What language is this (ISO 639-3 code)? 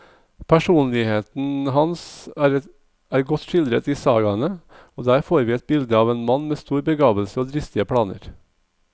nor